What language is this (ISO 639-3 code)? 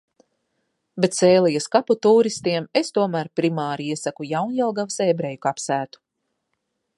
lav